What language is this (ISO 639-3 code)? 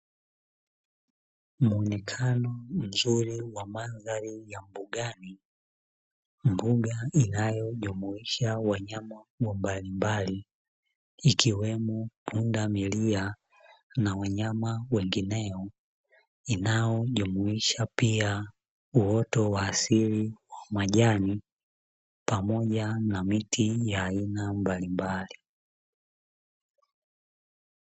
swa